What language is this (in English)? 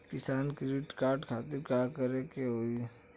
Bhojpuri